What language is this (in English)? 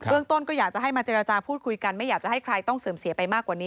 Thai